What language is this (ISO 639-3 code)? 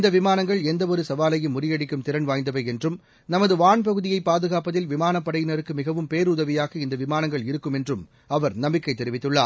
tam